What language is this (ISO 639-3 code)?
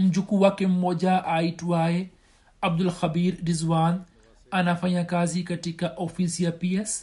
swa